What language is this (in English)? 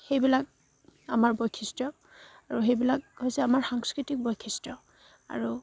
Assamese